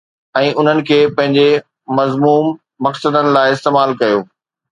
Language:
Sindhi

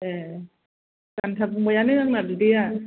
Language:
Bodo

